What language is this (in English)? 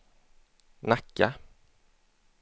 Swedish